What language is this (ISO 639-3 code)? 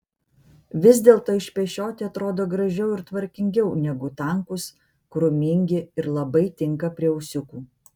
lit